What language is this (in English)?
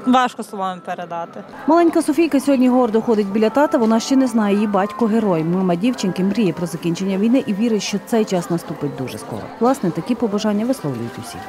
Ukrainian